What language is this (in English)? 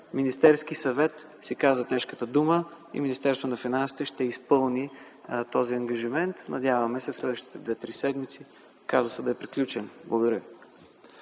Bulgarian